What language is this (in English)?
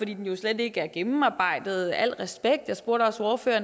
Danish